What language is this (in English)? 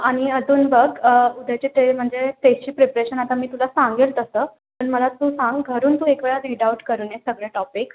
Marathi